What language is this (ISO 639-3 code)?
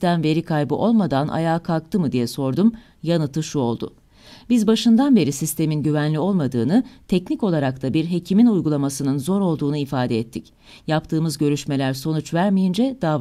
tur